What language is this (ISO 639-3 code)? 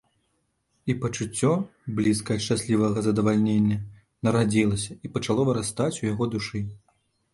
bel